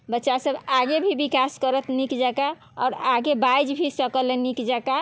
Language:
Maithili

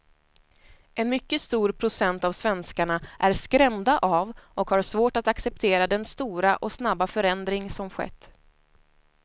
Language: Swedish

